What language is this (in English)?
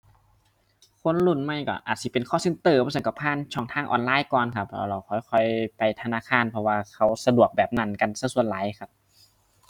Thai